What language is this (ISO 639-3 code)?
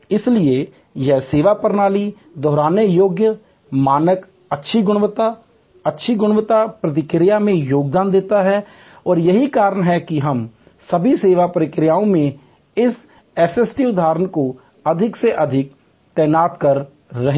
hin